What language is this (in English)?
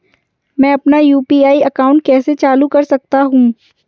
Hindi